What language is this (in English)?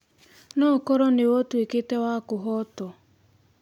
Kikuyu